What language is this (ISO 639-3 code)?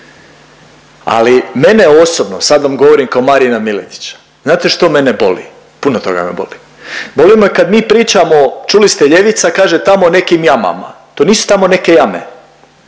hrv